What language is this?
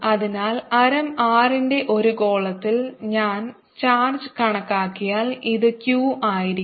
Malayalam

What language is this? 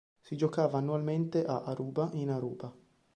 Italian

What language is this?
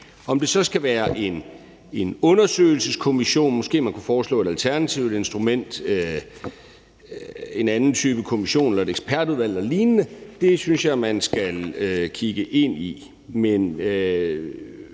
Danish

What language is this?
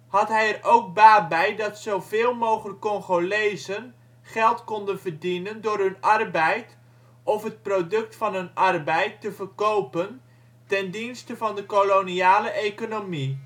Dutch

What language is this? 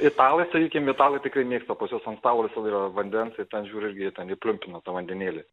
Lithuanian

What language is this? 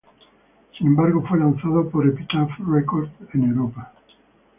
Spanish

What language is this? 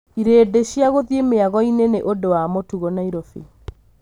Kikuyu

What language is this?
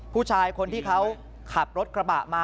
Thai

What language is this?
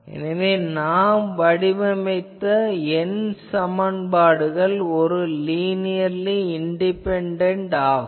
Tamil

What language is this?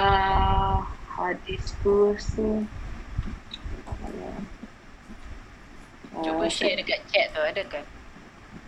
Malay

